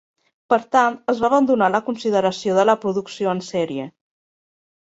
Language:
Catalan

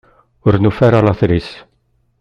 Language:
Kabyle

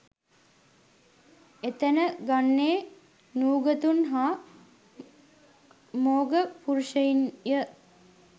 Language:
Sinhala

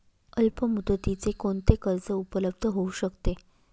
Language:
Marathi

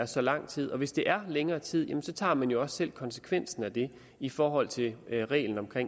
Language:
Danish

